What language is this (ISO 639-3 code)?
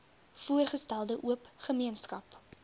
afr